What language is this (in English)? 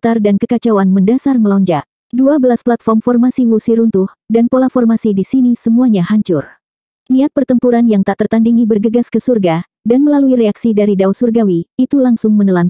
Indonesian